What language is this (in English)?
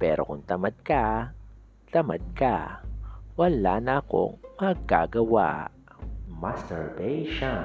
Filipino